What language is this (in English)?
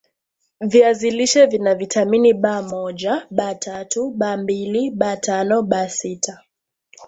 Swahili